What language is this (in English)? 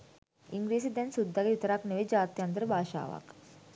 Sinhala